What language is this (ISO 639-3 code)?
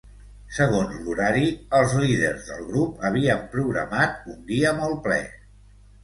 cat